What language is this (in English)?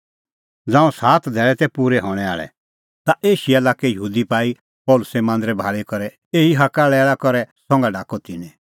Kullu Pahari